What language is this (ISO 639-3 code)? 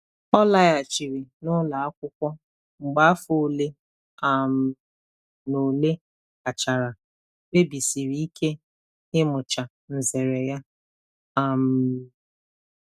ibo